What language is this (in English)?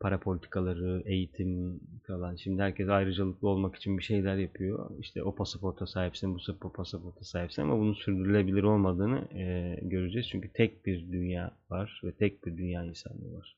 Turkish